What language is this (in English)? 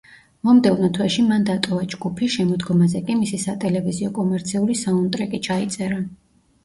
Georgian